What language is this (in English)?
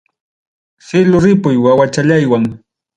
Ayacucho Quechua